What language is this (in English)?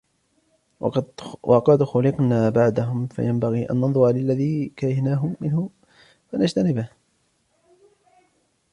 Arabic